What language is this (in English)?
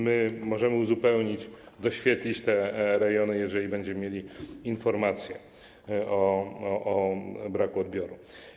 Polish